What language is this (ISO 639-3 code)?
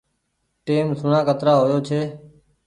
gig